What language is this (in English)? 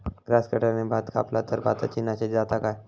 Marathi